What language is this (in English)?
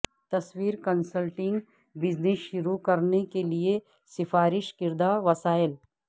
Urdu